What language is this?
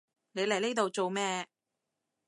Cantonese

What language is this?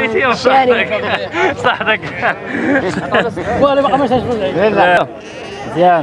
Arabic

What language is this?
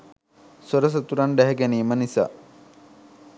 Sinhala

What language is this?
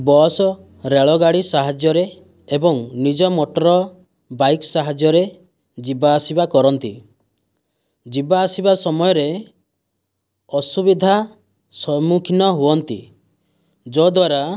Odia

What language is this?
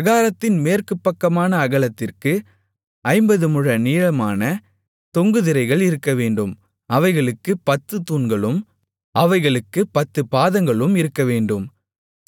Tamil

